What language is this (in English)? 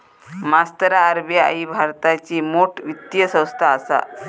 Marathi